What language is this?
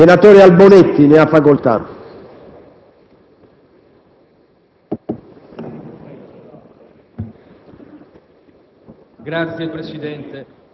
Italian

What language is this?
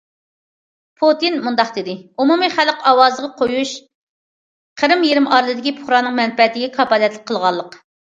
Uyghur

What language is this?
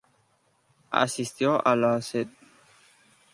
Spanish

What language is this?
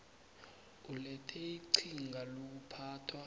South Ndebele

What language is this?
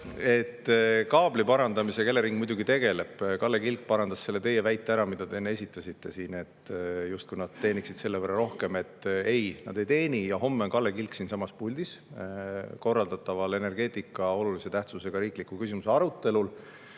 Estonian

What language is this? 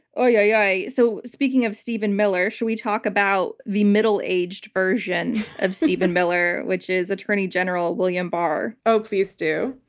English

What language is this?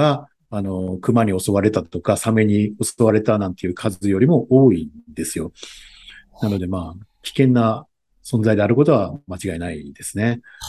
Japanese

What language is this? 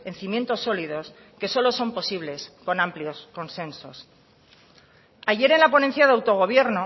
Spanish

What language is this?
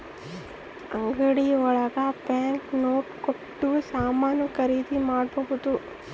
Kannada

